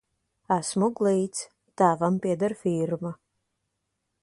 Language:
Latvian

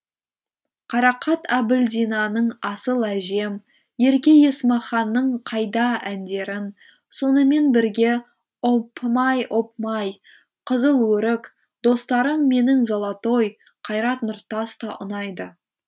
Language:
Kazakh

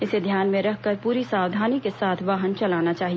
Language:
Hindi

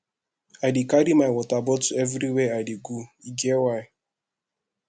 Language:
Nigerian Pidgin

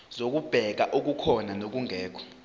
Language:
Zulu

